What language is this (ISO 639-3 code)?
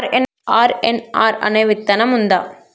tel